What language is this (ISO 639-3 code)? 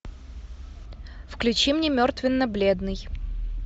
rus